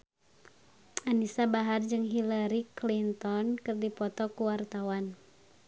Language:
Sundanese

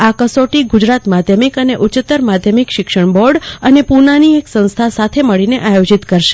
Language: Gujarati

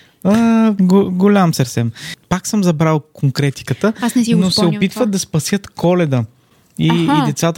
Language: Bulgarian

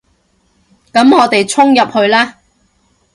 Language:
Cantonese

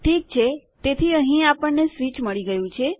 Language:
Gujarati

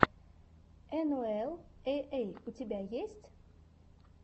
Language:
Russian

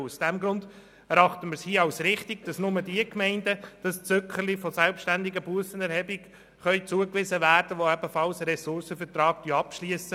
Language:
Swiss German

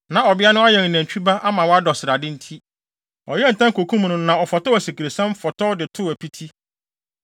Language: Akan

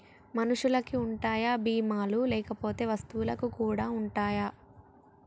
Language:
Telugu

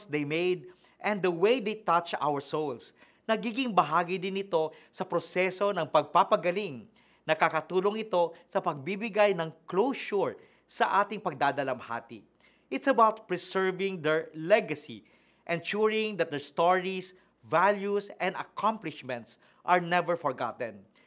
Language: Filipino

